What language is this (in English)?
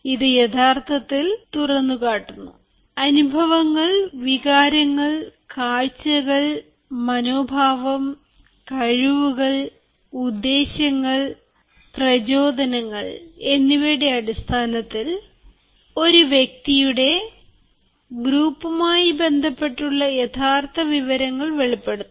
Malayalam